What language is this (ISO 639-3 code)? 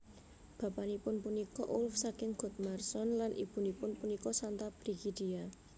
jav